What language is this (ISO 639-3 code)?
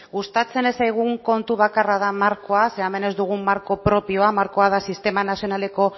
eus